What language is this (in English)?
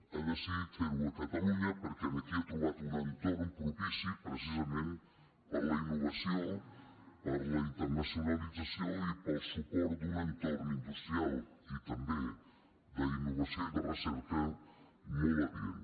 Catalan